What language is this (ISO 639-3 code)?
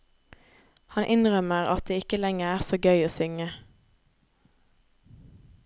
nor